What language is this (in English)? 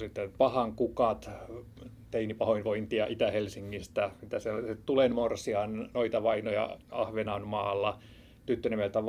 Finnish